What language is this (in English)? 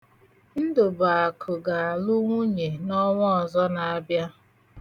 Igbo